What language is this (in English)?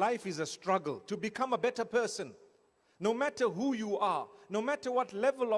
Romanian